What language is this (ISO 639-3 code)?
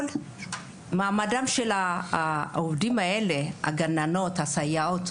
heb